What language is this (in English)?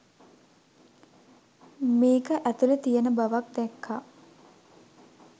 Sinhala